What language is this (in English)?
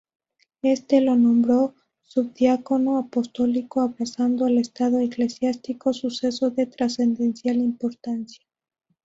Spanish